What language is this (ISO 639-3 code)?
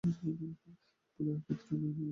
ben